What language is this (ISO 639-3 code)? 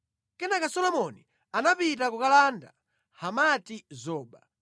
nya